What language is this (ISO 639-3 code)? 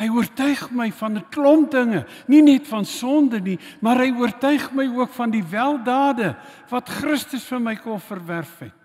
nld